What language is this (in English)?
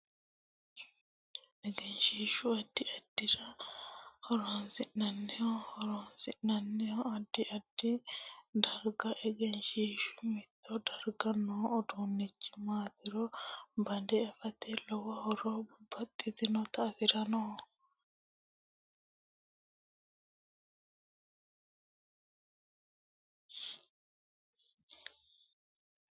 Sidamo